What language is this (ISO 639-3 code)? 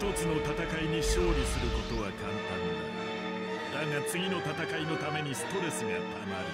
jpn